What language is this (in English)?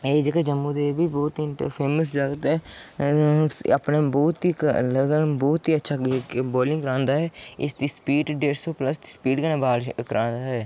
Dogri